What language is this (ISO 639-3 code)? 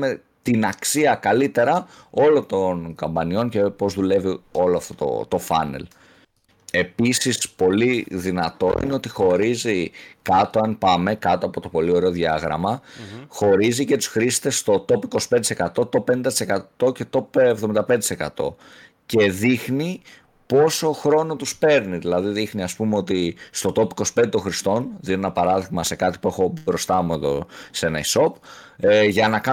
ell